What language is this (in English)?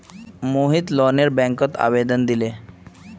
Magahi